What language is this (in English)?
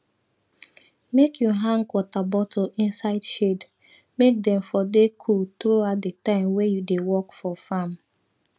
Nigerian Pidgin